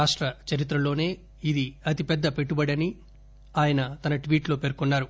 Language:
Telugu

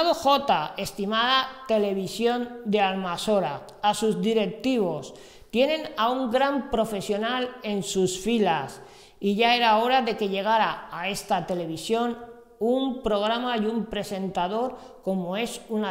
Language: Spanish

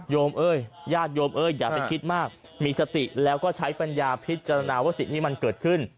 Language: Thai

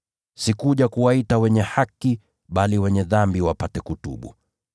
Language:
Swahili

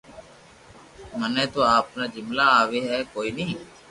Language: Loarki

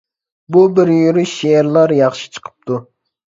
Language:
Uyghur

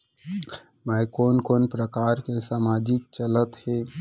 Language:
Chhattisgarhi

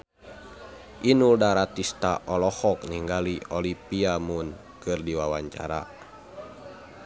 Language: Sundanese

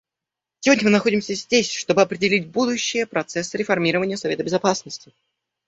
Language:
Russian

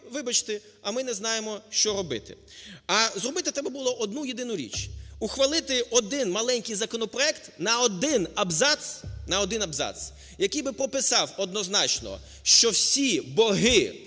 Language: Ukrainian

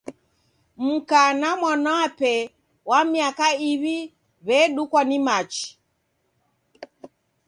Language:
Taita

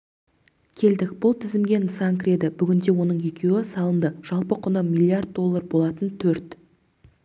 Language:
Kazakh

